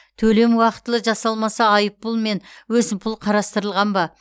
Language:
Kazakh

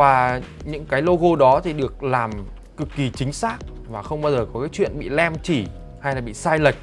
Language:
Vietnamese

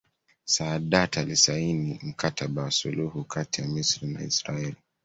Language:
Swahili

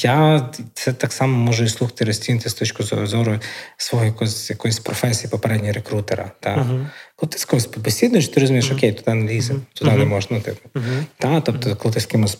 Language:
Ukrainian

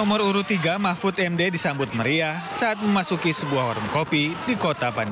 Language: Indonesian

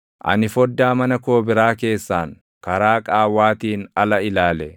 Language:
Oromo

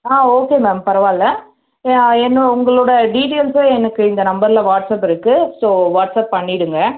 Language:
Tamil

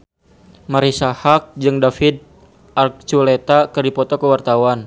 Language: Sundanese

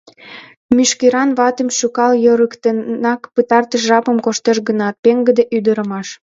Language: Mari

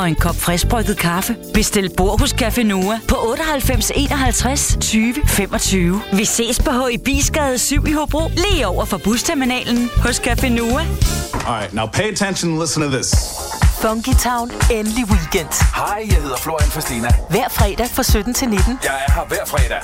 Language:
Danish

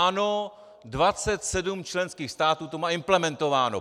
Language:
Czech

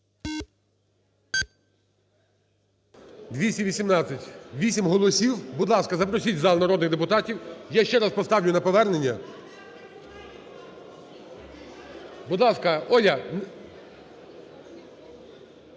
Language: Ukrainian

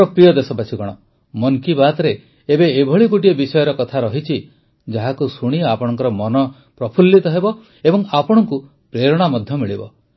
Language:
Odia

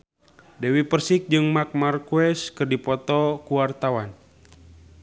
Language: Sundanese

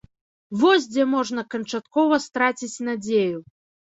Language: Belarusian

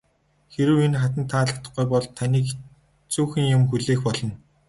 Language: Mongolian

